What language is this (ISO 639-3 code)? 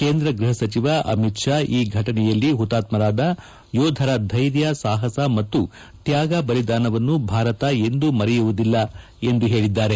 kan